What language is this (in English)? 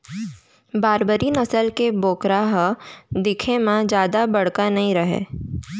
Chhattisgarhi